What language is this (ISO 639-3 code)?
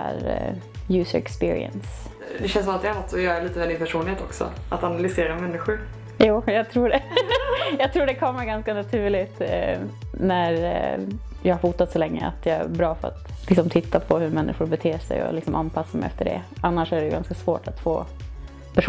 swe